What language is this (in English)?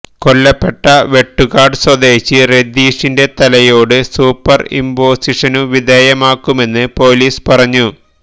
Malayalam